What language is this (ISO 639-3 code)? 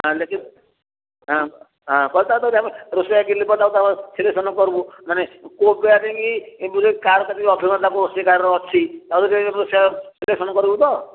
ori